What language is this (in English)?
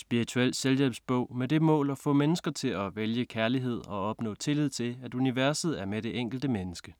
Danish